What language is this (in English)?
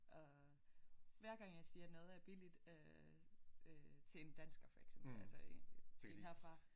Danish